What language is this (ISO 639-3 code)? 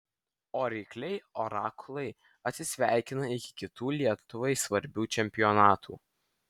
lit